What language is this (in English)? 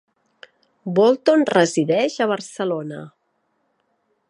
Catalan